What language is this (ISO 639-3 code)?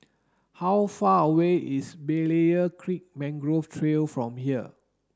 eng